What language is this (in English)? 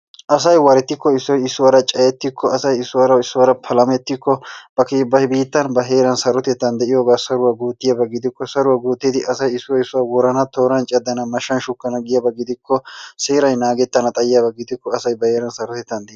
Wolaytta